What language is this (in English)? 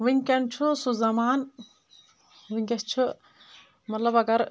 Kashmiri